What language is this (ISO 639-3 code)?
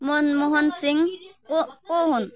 nep